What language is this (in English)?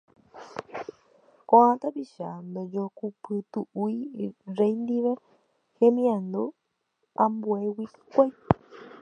Guarani